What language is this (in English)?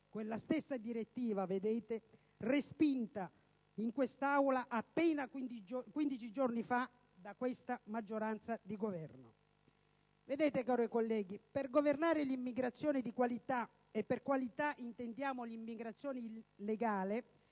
Italian